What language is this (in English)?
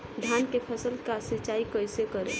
Bhojpuri